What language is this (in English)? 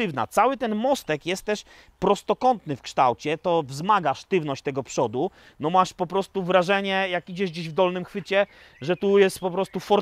Polish